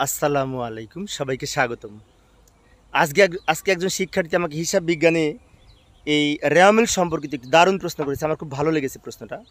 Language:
Bangla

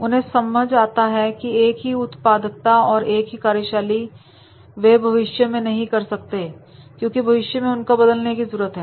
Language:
Hindi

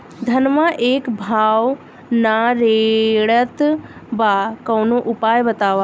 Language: Bhojpuri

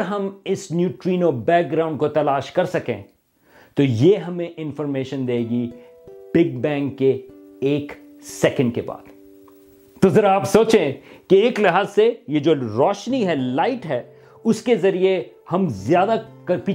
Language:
Urdu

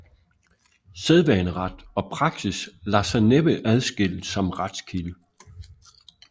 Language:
Danish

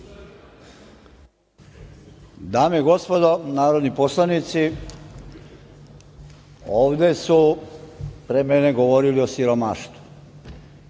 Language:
Serbian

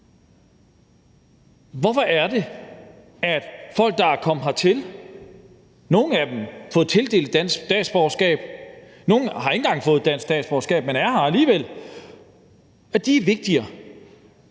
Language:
Danish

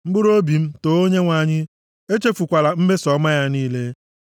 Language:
Igbo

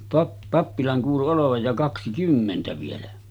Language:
Finnish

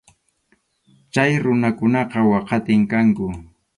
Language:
Arequipa-La Unión Quechua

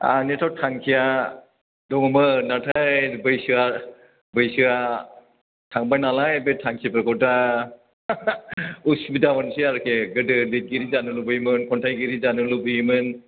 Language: Bodo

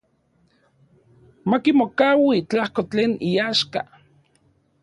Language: Central Puebla Nahuatl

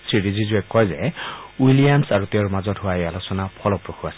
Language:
Assamese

